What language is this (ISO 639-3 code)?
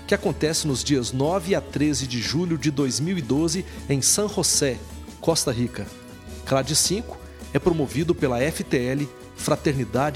por